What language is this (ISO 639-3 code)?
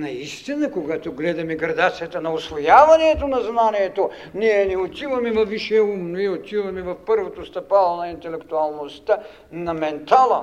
bul